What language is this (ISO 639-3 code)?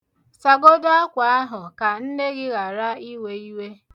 ibo